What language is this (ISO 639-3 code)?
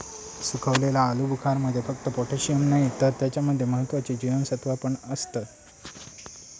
mar